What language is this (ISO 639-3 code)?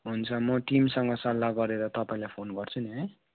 nep